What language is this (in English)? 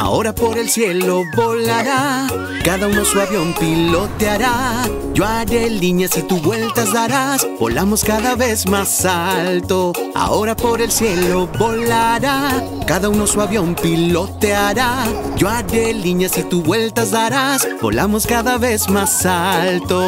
Spanish